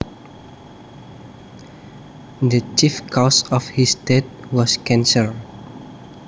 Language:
Javanese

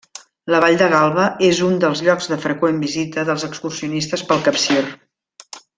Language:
Catalan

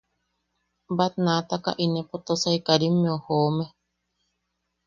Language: Yaqui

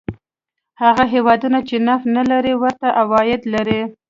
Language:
Pashto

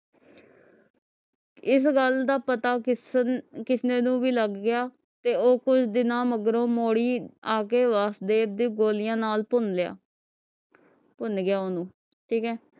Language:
Punjabi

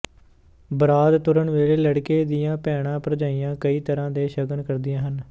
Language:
Punjabi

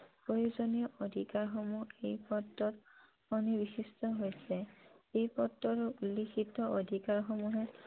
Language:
Assamese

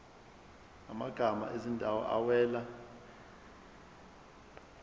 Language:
Zulu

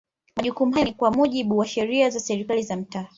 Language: Swahili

